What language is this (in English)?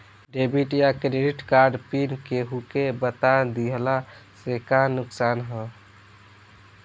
Bhojpuri